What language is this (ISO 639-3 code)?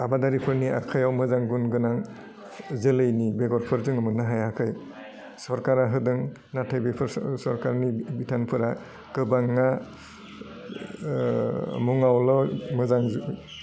brx